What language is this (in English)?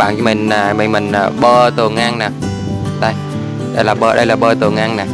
Vietnamese